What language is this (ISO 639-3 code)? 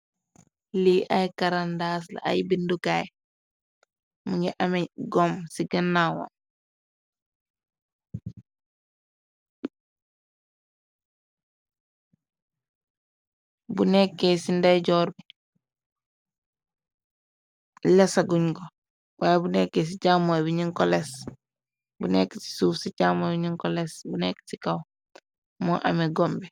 wol